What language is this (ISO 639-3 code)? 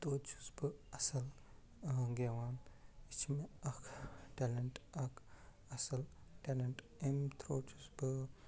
kas